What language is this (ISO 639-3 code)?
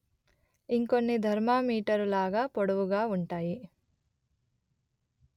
tel